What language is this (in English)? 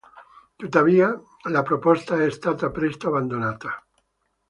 Italian